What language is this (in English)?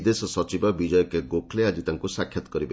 Odia